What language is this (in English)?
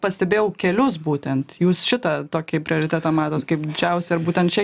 Lithuanian